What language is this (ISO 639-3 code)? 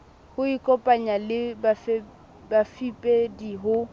sot